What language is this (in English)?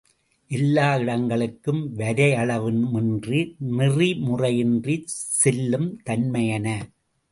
Tamil